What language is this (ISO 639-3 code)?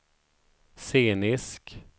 swe